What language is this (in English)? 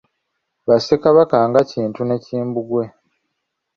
Ganda